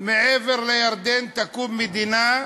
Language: Hebrew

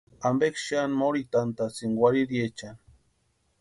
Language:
Western Highland Purepecha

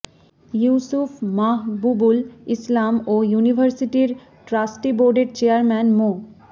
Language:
Bangla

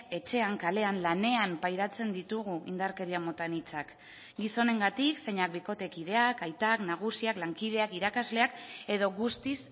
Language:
Basque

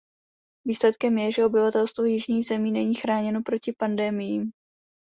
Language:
Czech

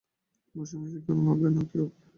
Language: Bangla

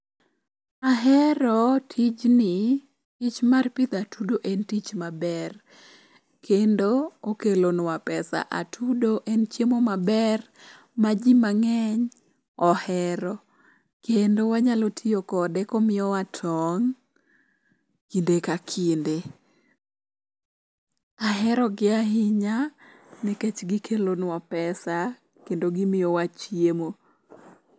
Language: Luo (Kenya and Tanzania)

